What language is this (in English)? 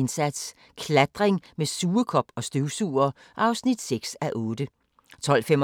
Danish